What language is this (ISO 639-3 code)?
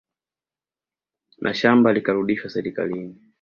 swa